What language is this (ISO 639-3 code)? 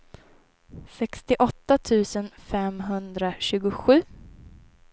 swe